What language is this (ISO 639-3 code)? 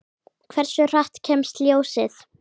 isl